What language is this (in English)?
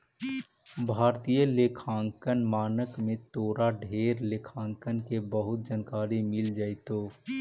Magahi